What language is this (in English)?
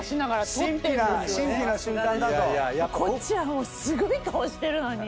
Japanese